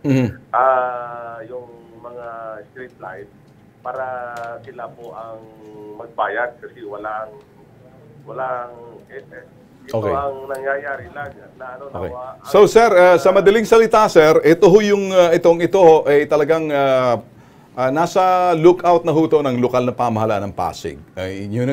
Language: Filipino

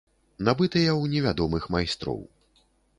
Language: Belarusian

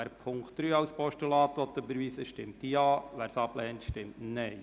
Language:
Swiss German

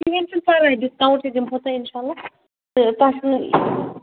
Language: Kashmiri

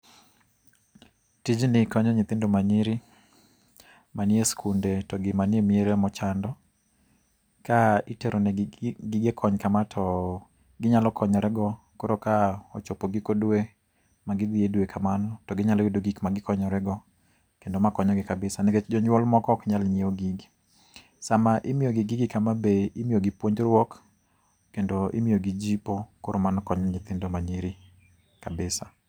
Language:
Luo (Kenya and Tanzania)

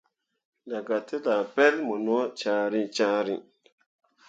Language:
Mundang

